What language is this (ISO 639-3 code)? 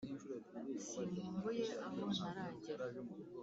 kin